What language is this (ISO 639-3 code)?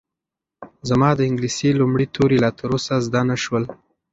pus